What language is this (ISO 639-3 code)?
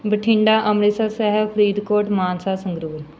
pan